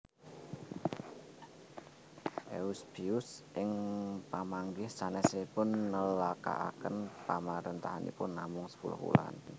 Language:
Javanese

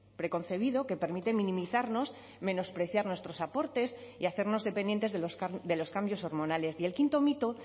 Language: Spanish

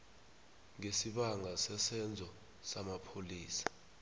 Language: South Ndebele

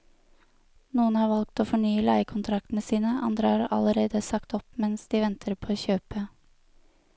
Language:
Norwegian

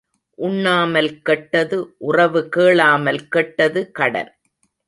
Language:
Tamil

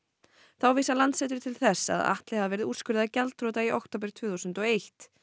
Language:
Icelandic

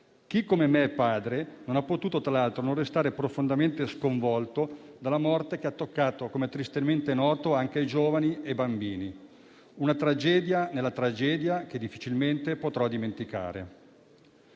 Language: Italian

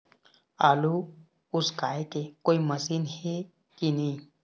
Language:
Chhattisgarhi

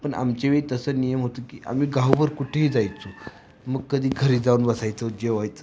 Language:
Marathi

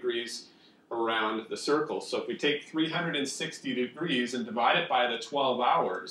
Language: English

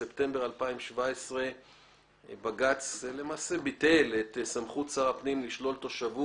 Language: Hebrew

